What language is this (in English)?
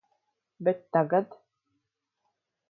Latvian